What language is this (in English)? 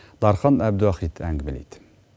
Kazakh